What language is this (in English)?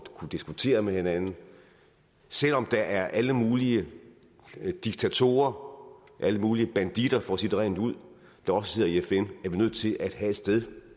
Danish